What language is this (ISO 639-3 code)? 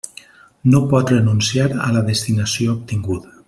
cat